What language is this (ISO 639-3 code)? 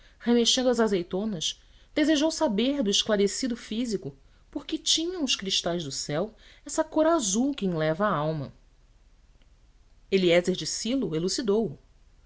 por